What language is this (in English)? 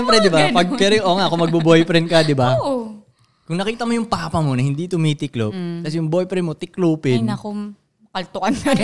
Filipino